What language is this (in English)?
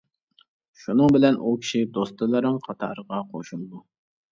Uyghur